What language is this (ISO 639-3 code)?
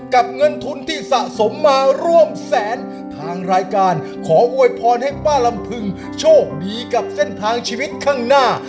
tha